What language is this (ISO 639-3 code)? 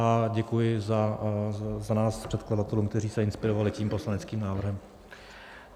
ces